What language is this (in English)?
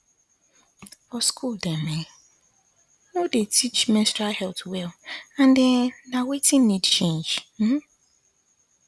Nigerian Pidgin